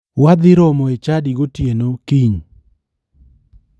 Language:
Luo (Kenya and Tanzania)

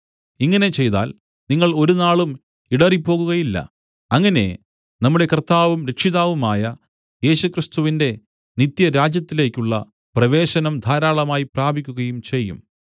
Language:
Malayalam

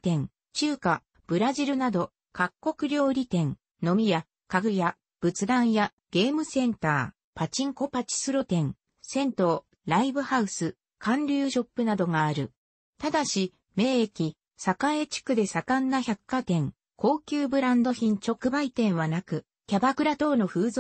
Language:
Japanese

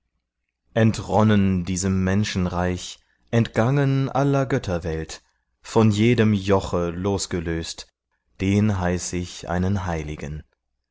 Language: German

